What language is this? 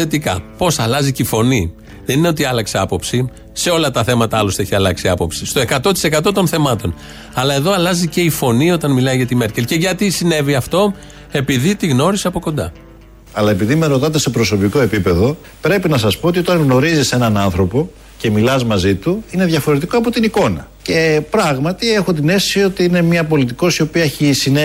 Greek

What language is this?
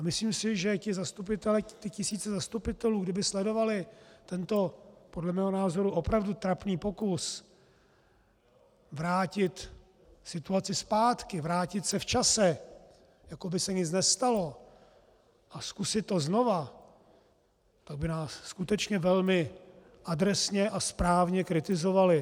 Czech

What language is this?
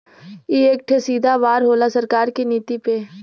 Bhojpuri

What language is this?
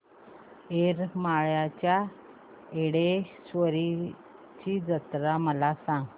Marathi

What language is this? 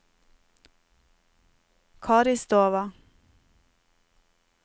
Norwegian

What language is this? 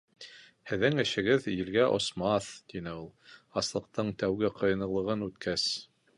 Bashkir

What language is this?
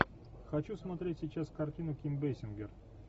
Russian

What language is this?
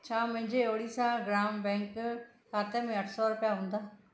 Sindhi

